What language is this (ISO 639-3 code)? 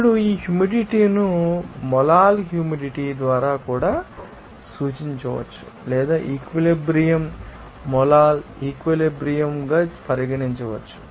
tel